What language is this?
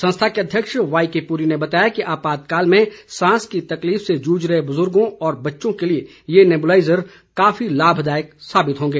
Hindi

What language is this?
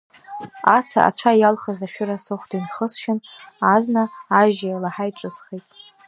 Abkhazian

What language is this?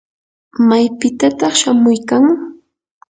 Yanahuanca Pasco Quechua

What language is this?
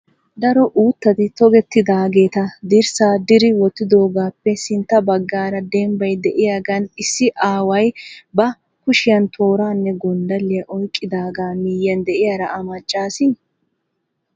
Wolaytta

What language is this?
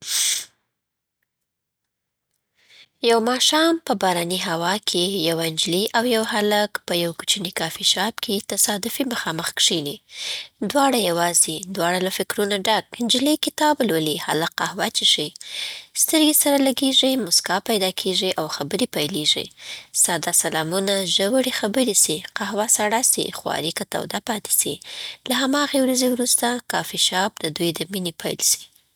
Southern Pashto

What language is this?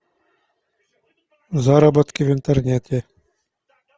Russian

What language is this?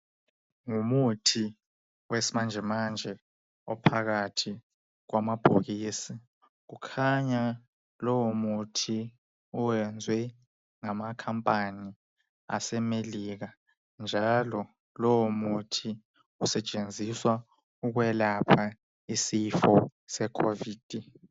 North Ndebele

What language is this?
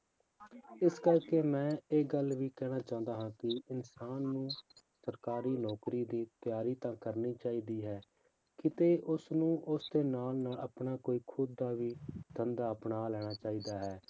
Punjabi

